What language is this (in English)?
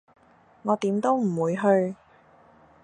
Cantonese